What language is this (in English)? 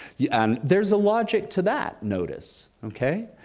English